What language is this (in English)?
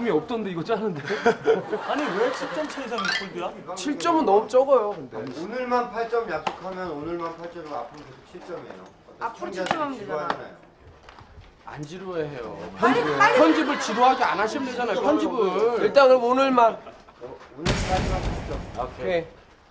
Korean